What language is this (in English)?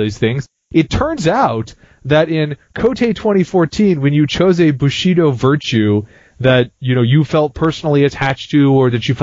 English